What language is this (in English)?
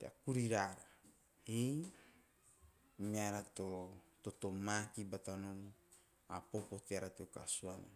Teop